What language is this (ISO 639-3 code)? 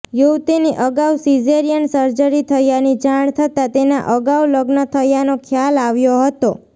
guj